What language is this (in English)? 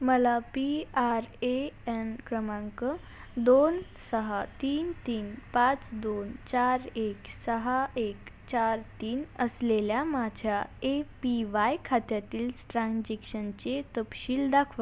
Marathi